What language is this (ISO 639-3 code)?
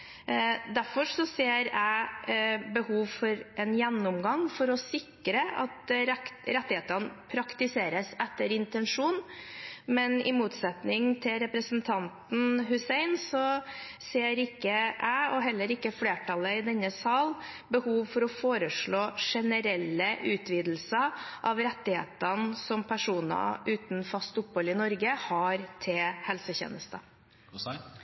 nob